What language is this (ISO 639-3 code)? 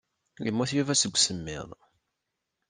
kab